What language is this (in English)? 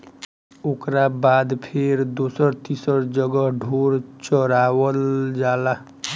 Bhojpuri